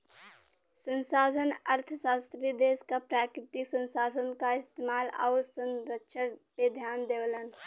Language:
Bhojpuri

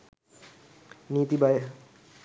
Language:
Sinhala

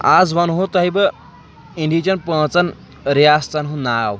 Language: Kashmiri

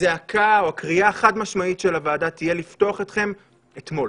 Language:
Hebrew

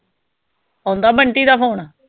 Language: Punjabi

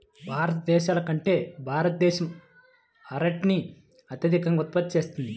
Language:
Telugu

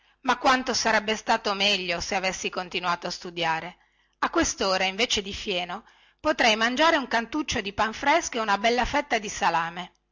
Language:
Italian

